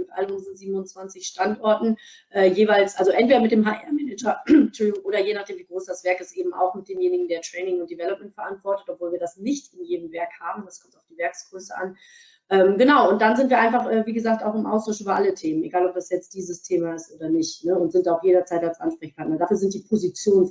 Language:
German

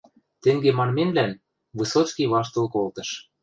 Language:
Western Mari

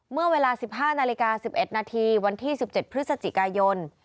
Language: Thai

